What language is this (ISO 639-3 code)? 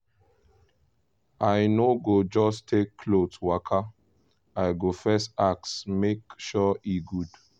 pcm